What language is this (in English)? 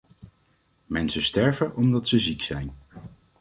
Dutch